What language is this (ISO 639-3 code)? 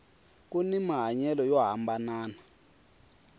tso